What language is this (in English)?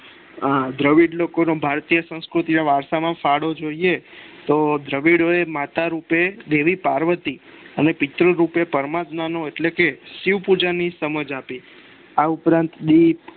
Gujarati